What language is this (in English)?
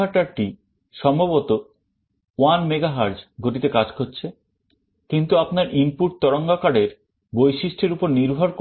Bangla